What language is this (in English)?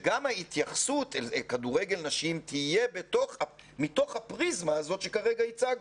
Hebrew